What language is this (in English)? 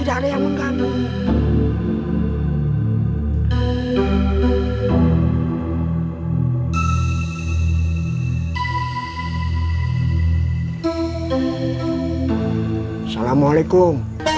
Indonesian